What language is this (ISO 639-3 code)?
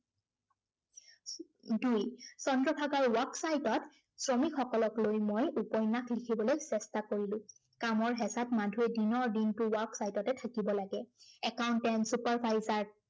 asm